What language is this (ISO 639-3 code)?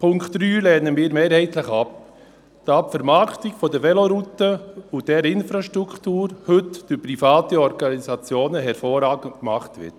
gsw